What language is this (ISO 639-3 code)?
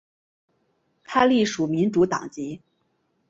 zho